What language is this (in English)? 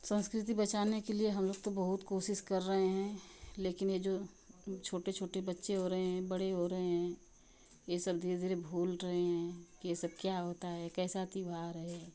Hindi